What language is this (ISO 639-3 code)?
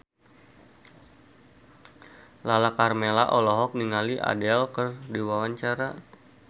sun